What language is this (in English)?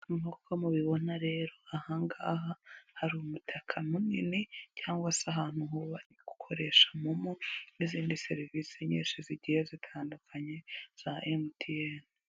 Kinyarwanda